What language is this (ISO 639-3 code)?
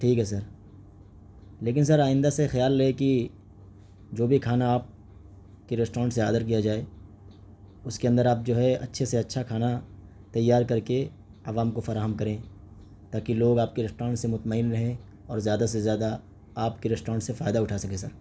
urd